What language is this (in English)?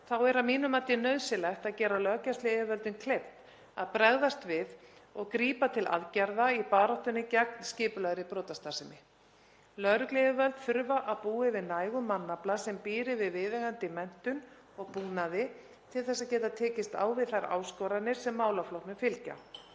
Icelandic